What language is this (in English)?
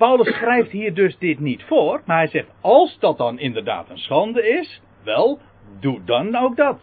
Dutch